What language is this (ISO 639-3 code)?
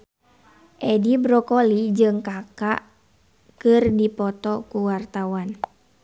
sun